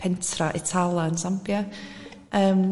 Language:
Welsh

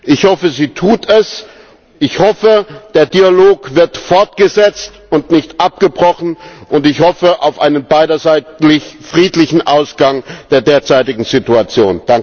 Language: German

